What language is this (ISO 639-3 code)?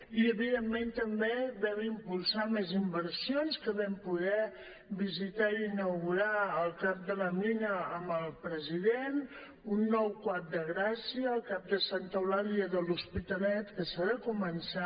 cat